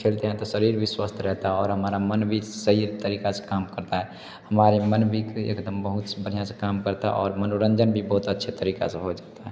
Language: Hindi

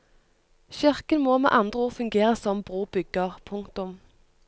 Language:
Norwegian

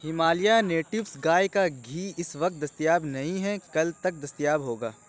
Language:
Urdu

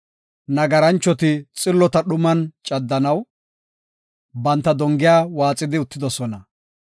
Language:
Gofa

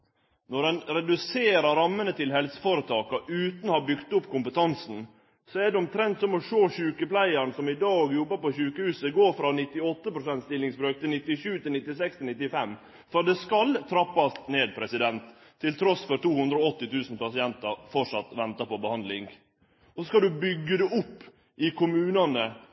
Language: Norwegian Nynorsk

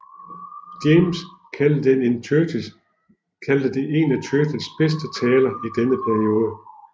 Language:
Danish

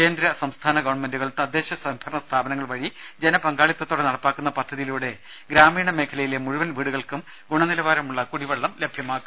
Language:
Malayalam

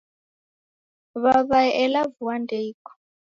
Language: Taita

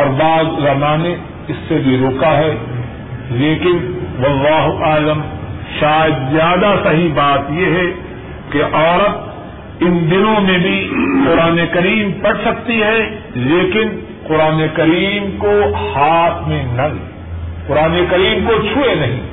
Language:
Urdu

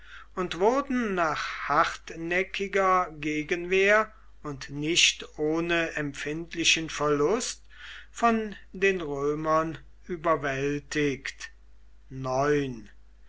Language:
German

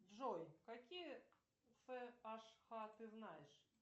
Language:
Russian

